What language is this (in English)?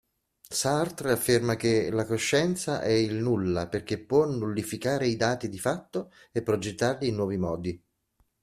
Italian